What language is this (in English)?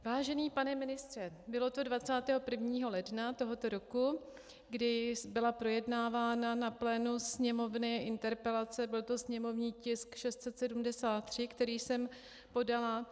Czech